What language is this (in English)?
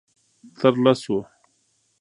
Pashto